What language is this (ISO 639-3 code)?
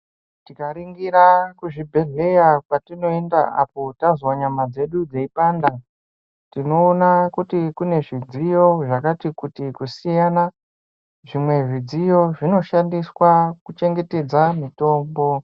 ndc